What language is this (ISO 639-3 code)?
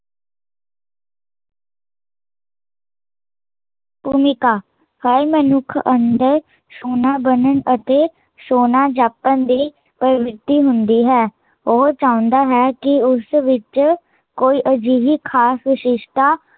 pan